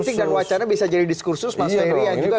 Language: Indonesian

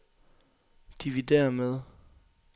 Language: Danish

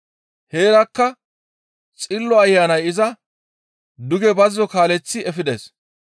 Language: Gamo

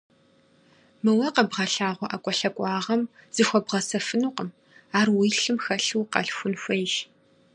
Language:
Kabardian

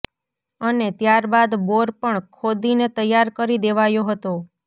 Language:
Gujarati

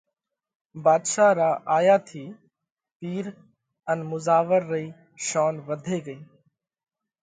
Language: Parkari Koli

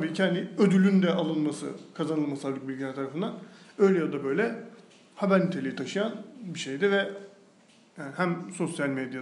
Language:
Turkish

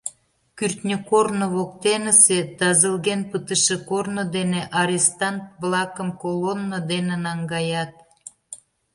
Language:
Mari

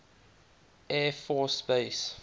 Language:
English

